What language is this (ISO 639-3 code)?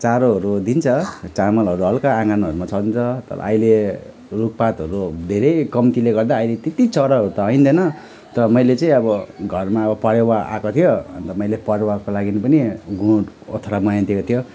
nep